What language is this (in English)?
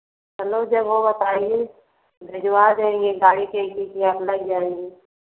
Hindi